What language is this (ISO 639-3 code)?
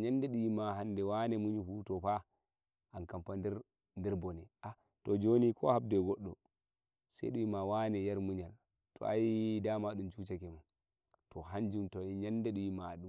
fuv